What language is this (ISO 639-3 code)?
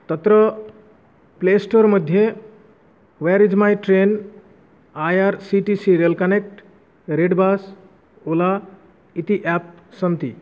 san